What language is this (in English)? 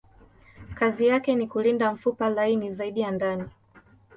Swahili